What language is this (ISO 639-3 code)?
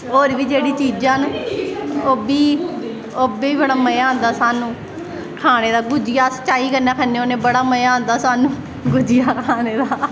doi